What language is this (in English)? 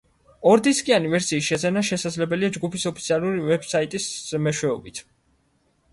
Georgian